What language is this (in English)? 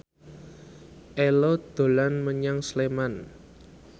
Javanese